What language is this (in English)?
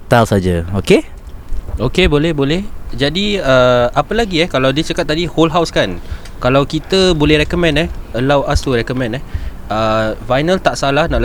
Malay